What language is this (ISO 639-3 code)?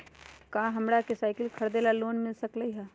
mag